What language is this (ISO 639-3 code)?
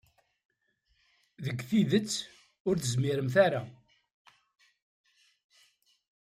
kab